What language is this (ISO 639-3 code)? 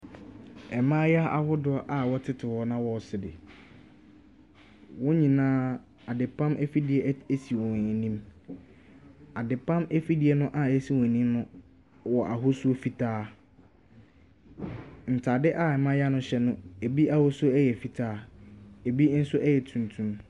aka